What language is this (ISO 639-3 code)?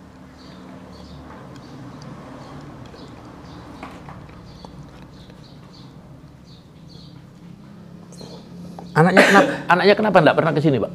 ind